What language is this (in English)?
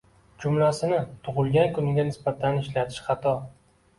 Uzbek